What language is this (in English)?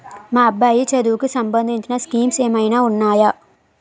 Telugu